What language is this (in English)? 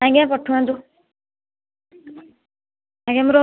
Odia